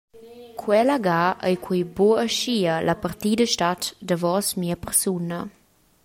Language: Romansh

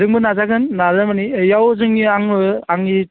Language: Bodo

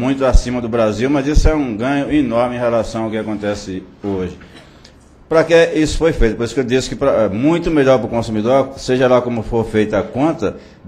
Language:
Portuguese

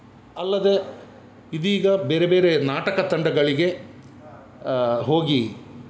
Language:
Kannada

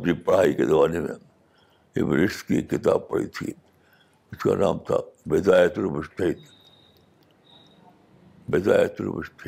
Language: Urdu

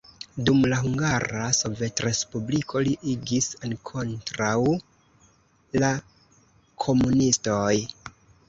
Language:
Esperanto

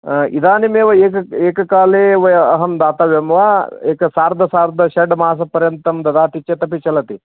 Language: Sanskrit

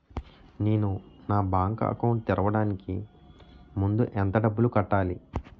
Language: Telugu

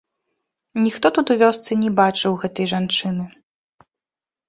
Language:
Belarusian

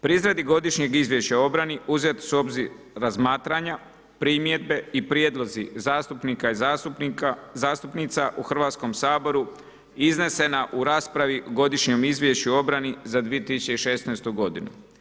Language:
Croatian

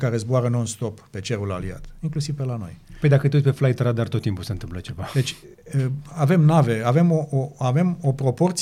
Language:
Romanian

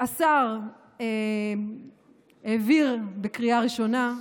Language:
Hebrew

